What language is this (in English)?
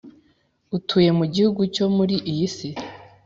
Kinyarwanda